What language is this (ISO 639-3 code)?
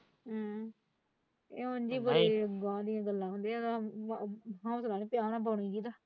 pan